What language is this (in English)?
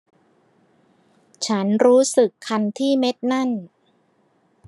Thai